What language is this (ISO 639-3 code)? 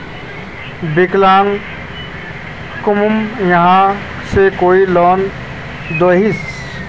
mag